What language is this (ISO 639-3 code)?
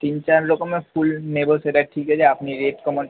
ben